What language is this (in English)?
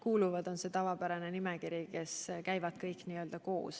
Estonian